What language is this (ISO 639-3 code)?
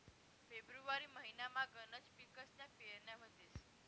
mar